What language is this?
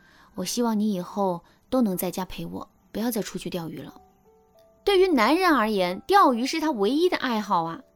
Chinese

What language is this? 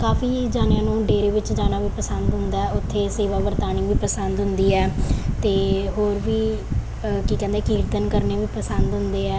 Punjabi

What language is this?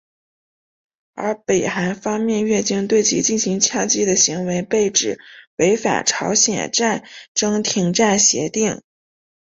Chinese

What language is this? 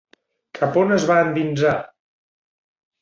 Catalan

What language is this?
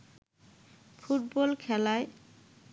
Bangla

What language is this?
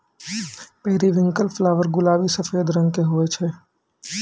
Maithili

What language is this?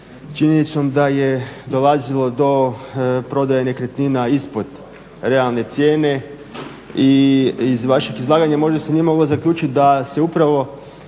Croatian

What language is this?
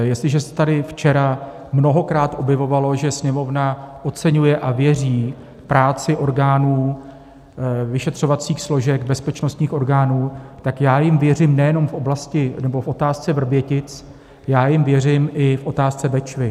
Czech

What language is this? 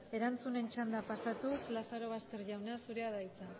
Basque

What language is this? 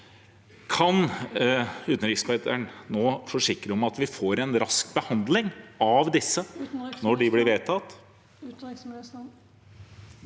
Norwegian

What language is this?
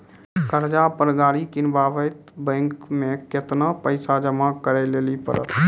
Maithili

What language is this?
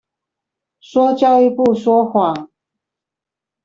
Chinese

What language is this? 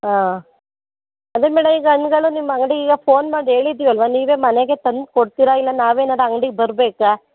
Kannada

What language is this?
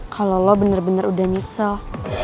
Indonesian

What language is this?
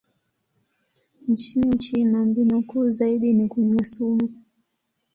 Swahili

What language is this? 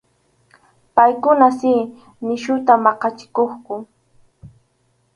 Arequipa-La Unión Quechua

